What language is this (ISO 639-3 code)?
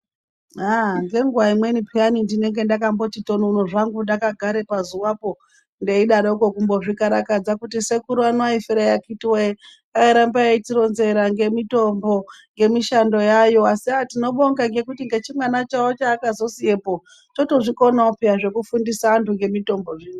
ndc